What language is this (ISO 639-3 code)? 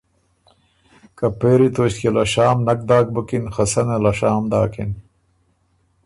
oru